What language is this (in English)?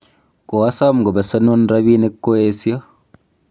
Kalenjin